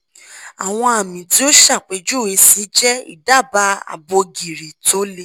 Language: Yoruba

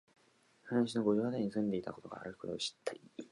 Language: Japanese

